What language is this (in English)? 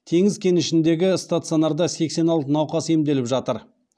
Kazakh